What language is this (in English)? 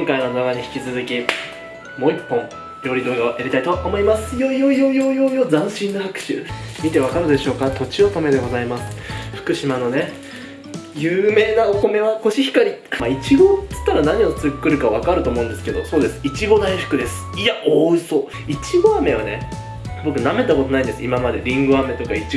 Japanese